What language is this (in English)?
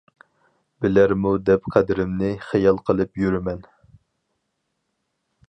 Uyghur